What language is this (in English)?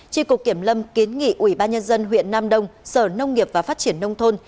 Vietnamese